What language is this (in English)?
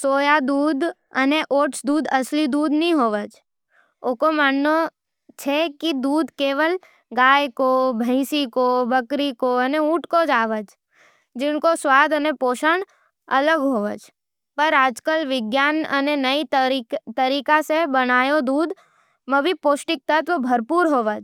Nimadi